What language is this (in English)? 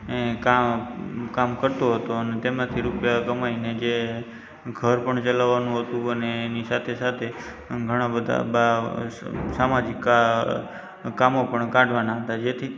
Gujarati